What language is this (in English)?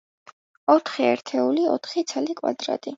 Georgian